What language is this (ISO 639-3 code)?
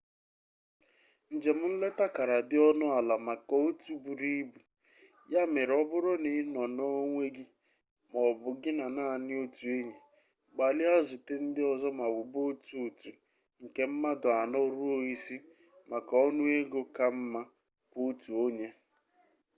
ibo